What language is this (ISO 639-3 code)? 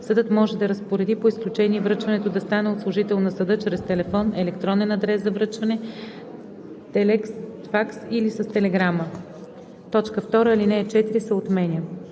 bul